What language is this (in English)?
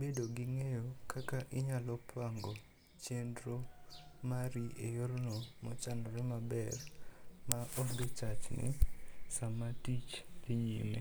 Luo (Kenya and Tanzania)